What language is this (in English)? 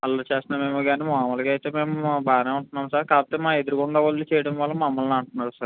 Telugu